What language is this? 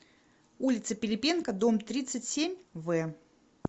Russian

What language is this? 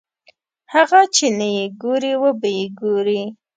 Pashto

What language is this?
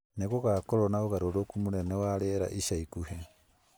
Kikuyu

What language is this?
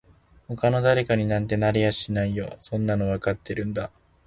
Japanese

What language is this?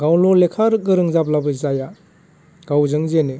Bodo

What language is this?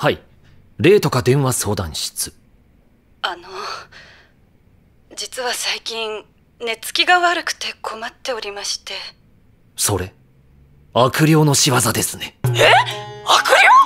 Japanese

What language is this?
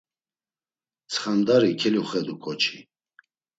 Laz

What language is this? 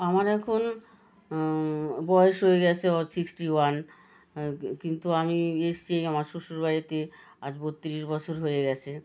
Bangla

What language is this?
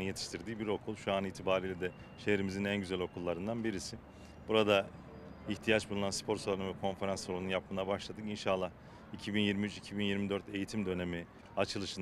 Turkish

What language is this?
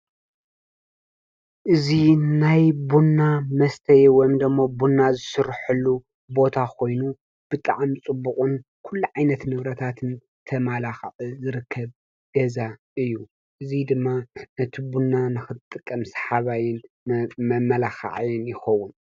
Tigrinya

